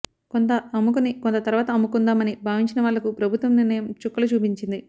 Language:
Telugu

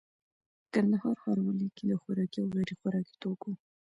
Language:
Pashto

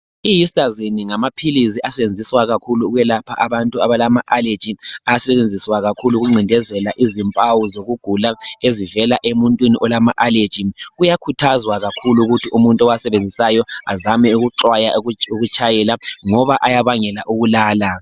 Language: North Ndebele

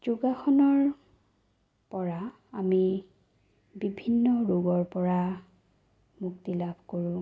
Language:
Assamese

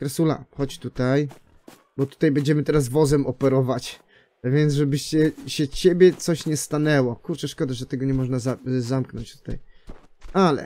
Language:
Polish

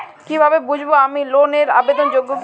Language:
Bangla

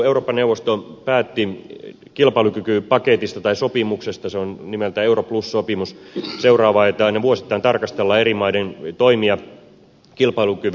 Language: Finnish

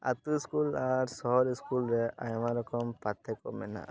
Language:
Santali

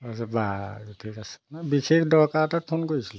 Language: Assamese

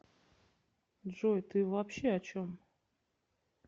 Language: Russian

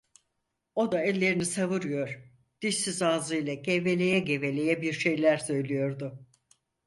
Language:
Turkish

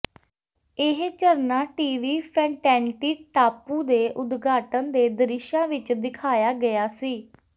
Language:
Punjabi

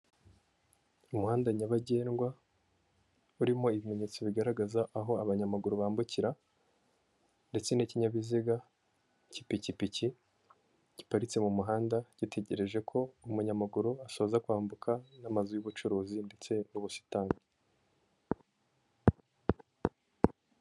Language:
Kinyarwanda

